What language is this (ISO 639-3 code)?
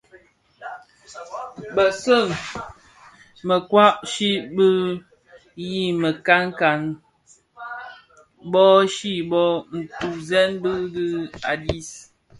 ksf